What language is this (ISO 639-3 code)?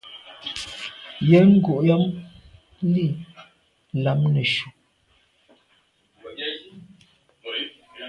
byv